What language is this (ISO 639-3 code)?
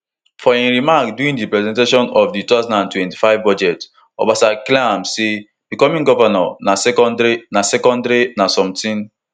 pcm